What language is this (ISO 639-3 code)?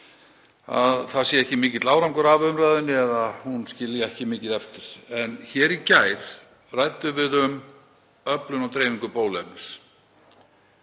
isl